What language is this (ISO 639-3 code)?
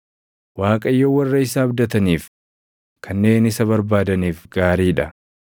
orm